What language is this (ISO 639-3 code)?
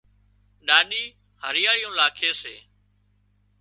kxp